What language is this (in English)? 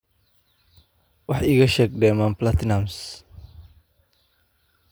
Somali